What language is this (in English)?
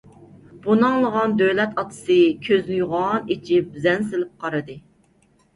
Uyghur